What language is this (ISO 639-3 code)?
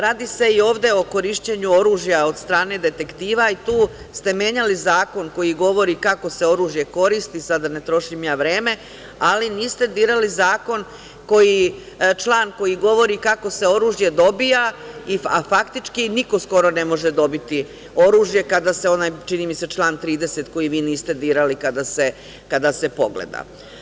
srp